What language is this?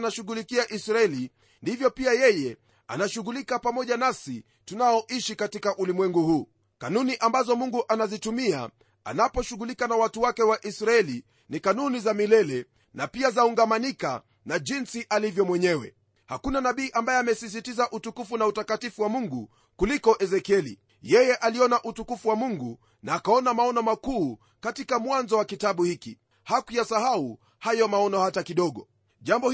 Swahili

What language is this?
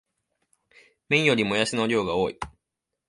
Japanese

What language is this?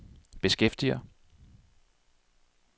Danish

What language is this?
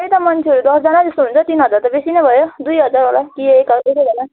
Nepali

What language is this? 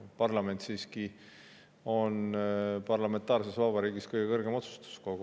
Estonian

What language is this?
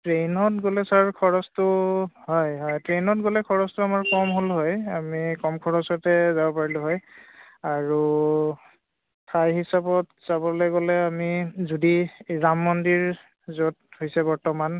Assamese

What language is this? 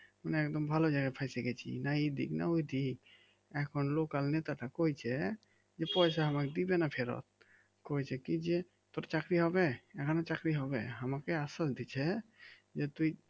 Bangla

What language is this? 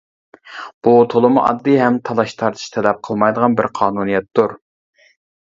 Uyghur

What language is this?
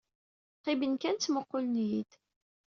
Kabyle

